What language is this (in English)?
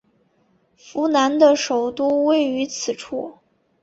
Chinese